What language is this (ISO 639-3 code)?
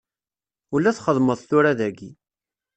kab